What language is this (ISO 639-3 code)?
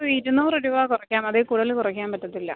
mal